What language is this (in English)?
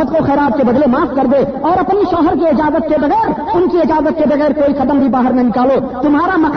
Urdu